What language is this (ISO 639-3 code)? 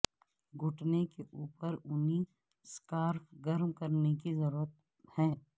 urd